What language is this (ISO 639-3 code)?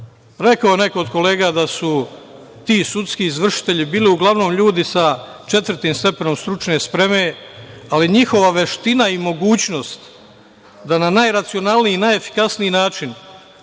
srp